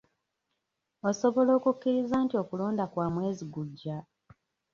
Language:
Ganda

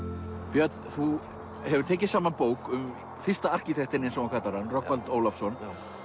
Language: Icelandic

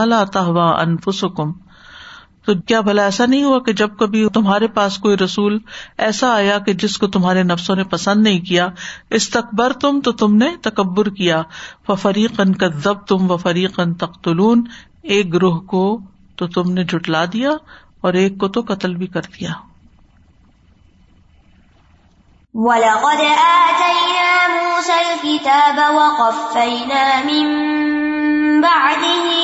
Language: Urdu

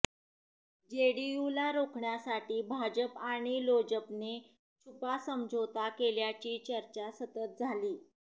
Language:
Marathi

